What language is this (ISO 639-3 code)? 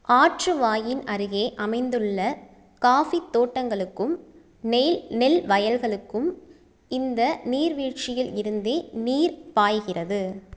tam